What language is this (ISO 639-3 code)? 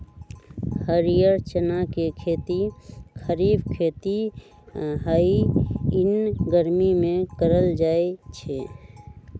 mag